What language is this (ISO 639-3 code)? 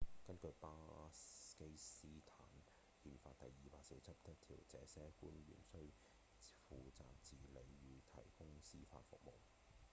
yue